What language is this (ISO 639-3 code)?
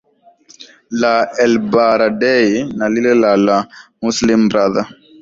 swa